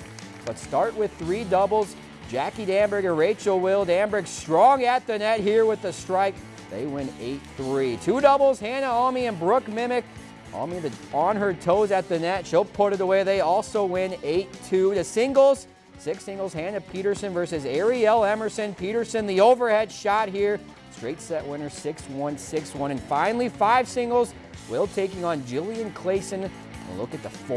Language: English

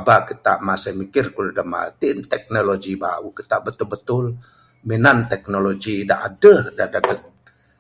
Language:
Bukar-Sadung Bidayuh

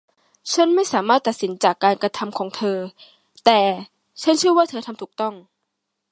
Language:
Thai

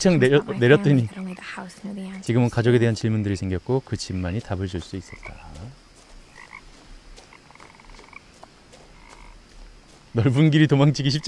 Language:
Korean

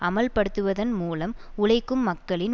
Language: Tamil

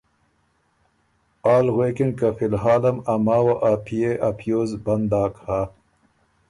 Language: Ormuri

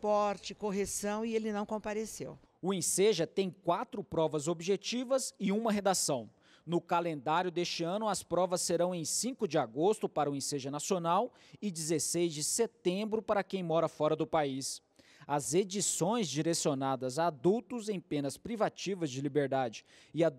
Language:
Portuguese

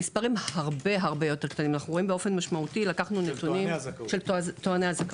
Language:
Hebrew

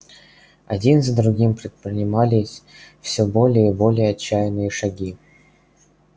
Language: Russian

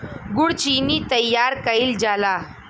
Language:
Bhojpuri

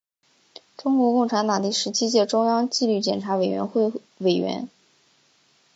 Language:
Chinese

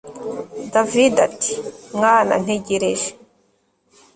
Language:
Kinyarwanda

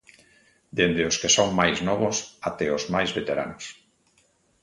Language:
Galician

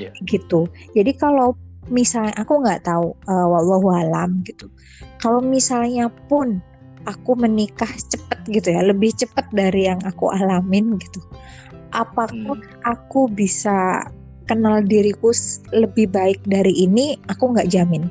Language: Indonesian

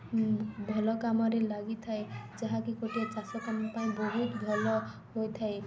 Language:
Odia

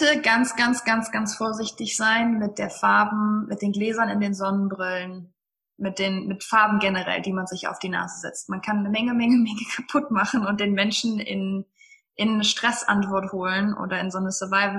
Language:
German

